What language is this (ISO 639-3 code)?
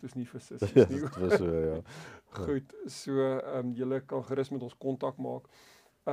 deu